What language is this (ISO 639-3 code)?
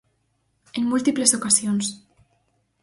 glg